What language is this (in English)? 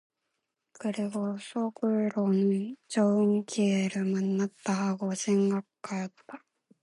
Korean